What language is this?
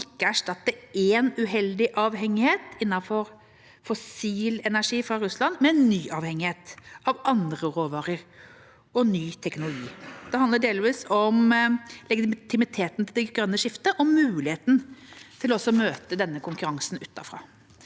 Norwegian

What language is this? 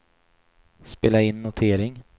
Swedish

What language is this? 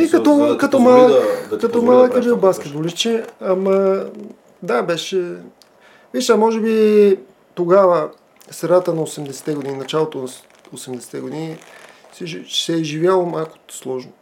Bulgarian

